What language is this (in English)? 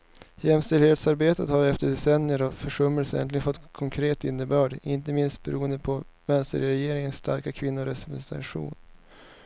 Swedish